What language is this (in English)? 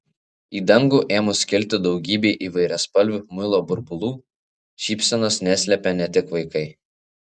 Lithuanian